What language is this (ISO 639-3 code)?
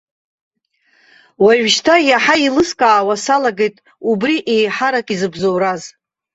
abk